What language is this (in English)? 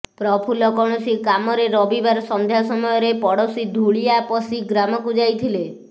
Odia